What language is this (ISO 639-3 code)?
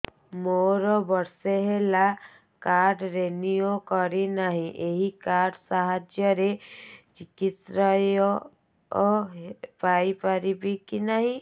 ori